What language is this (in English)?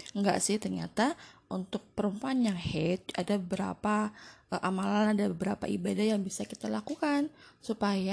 Indonesian